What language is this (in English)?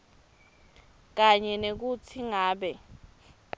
Swati